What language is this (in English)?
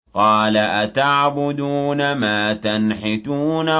Arabic